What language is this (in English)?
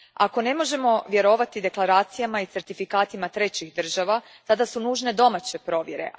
Croatian